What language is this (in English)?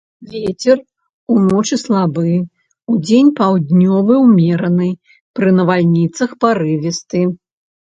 Belarusian